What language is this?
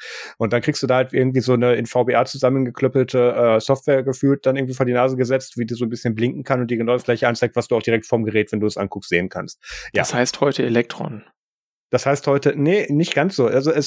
German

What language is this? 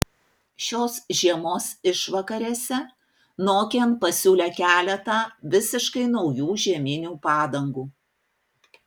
Lithuanian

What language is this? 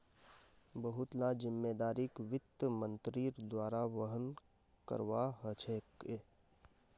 Magahi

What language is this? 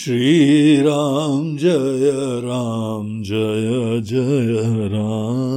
Hindi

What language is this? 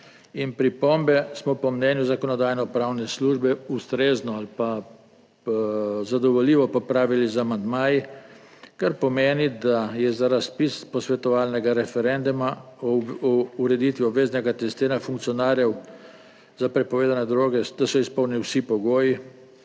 Slovenian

